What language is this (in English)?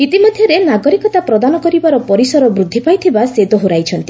Odia